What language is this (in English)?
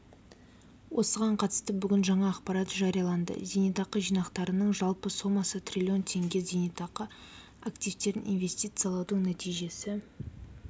Kazakh